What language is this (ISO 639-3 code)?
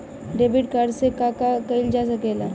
bho